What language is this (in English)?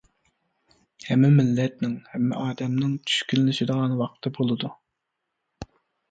Uyghur